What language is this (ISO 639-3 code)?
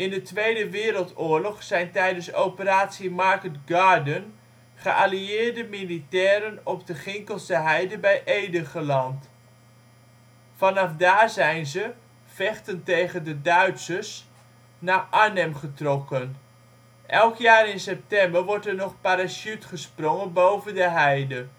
nld